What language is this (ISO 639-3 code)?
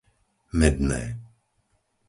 slk